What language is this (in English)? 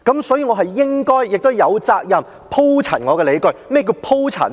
Cantonese